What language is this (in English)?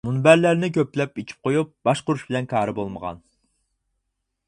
Uyghur